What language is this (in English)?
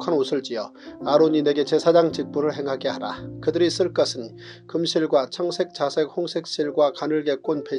Korean